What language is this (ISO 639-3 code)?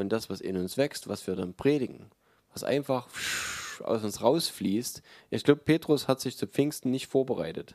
deu